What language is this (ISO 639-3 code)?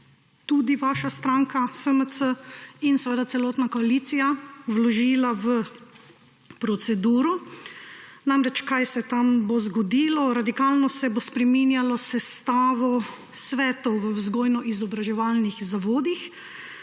slv